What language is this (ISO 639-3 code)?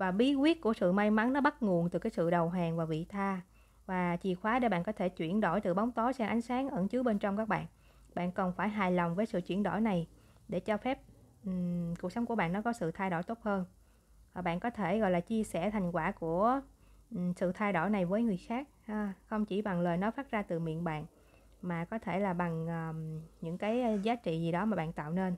vie